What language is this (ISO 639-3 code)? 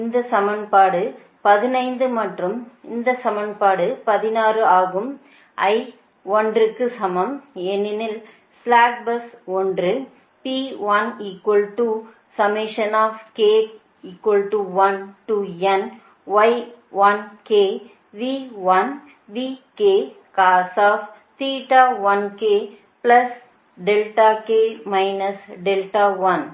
tam